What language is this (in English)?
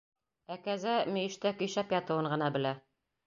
Bashkir